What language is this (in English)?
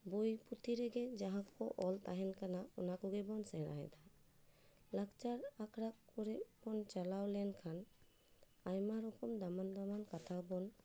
Santali